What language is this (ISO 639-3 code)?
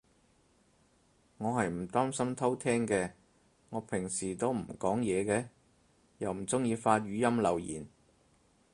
yue